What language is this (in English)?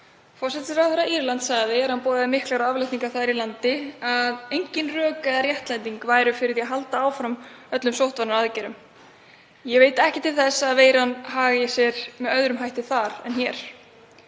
Icelandic